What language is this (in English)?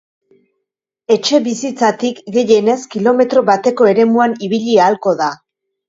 Basque